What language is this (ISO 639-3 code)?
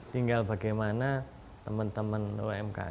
ind